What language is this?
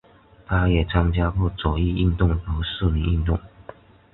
Chinese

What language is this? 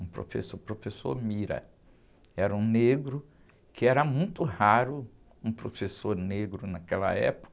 Portuguese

